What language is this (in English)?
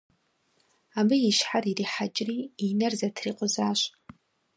Kabardian